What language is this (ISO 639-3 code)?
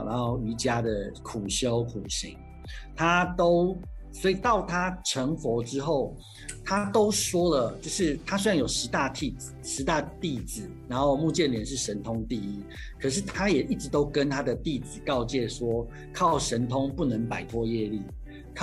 zho